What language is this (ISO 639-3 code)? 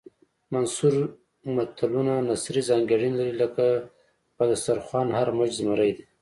pus